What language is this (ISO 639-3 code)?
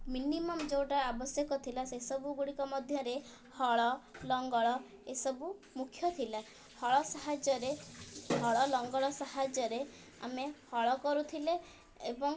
ori